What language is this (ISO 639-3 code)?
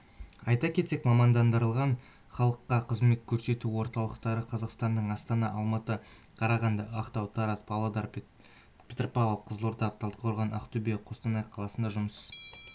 kaz